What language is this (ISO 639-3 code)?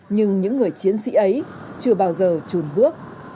vie